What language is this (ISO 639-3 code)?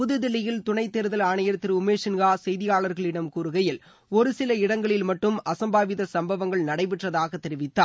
tam